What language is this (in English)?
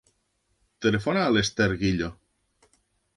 Catalan